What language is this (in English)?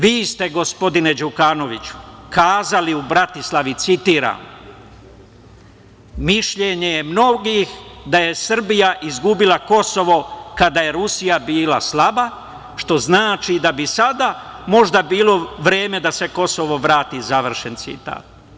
Serbian